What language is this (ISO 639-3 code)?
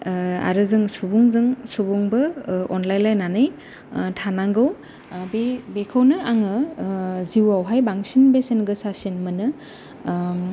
brx